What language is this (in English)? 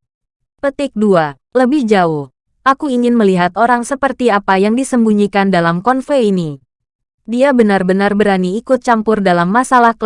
Indonesian